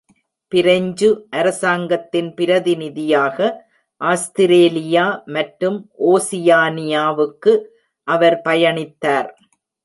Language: Tamil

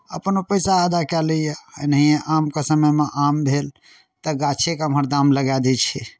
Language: Maithili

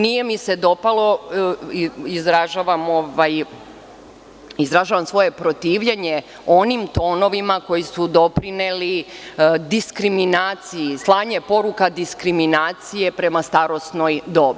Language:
Serbian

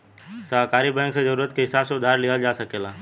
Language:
Bhojpuri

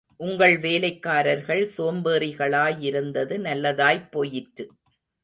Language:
Tamil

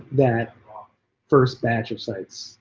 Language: English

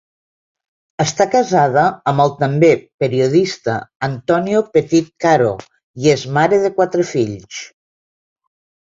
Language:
Catalan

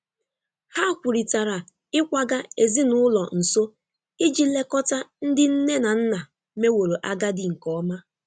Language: Igbo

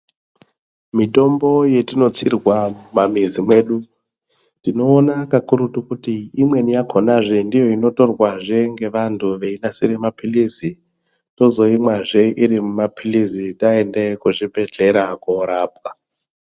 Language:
Ndau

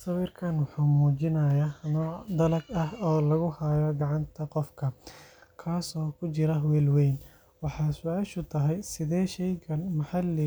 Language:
Somali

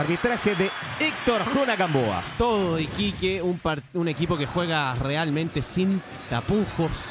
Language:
Spanish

